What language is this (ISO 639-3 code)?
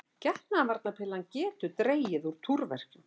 isl